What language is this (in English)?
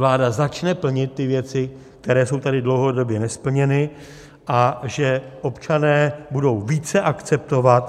Czech